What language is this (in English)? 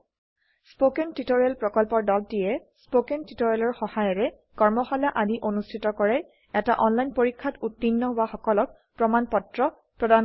Assamese